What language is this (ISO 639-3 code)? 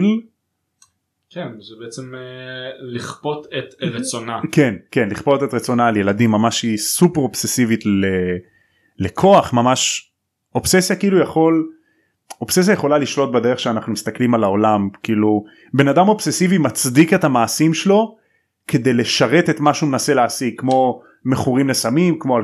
heb